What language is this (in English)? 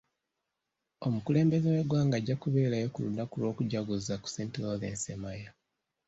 Ganda